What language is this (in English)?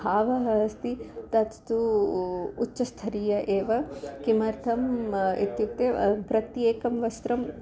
Sanskrit